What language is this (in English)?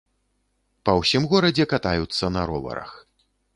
Belarusian